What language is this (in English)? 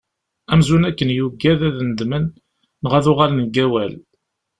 Kabyle